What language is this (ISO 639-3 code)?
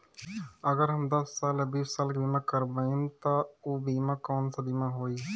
bho